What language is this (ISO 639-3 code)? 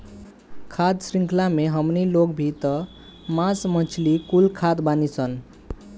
bho